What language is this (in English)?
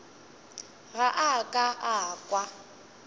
Northern Sotho